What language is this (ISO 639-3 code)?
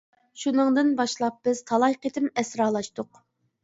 uig